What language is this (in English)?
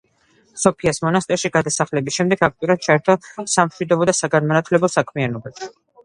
Georgian